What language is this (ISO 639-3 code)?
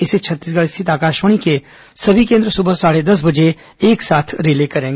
hin